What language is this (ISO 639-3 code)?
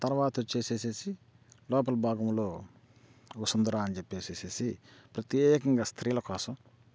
tel